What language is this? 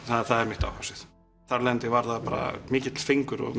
Icelandic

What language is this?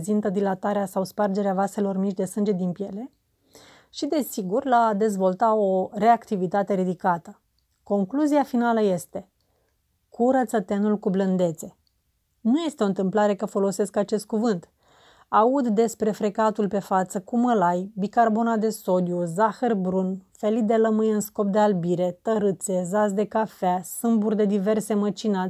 Romanian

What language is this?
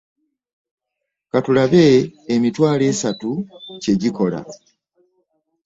Ganda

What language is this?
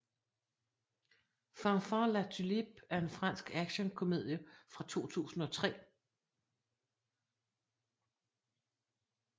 Danish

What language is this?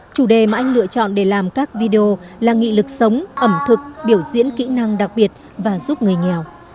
Vietnamese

